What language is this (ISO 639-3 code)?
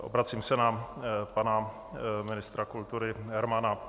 ces